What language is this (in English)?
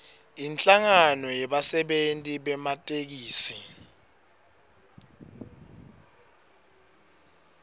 Swati